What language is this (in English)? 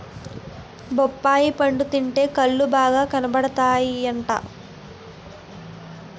Telugu